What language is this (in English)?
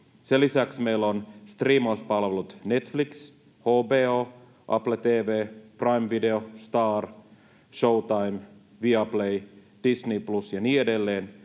Finnish